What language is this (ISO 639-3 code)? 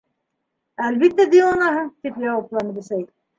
bak